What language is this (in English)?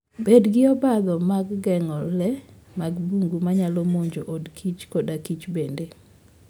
Luo (Kenya and Tanzania)